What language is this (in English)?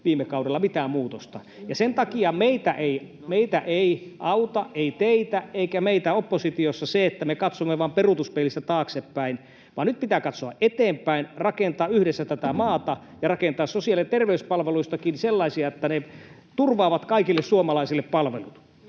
Finnish